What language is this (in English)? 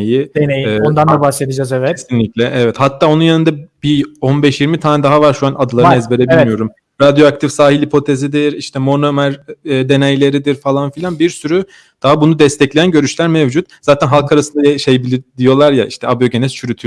Turkish